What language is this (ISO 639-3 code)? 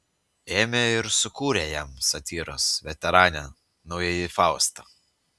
lit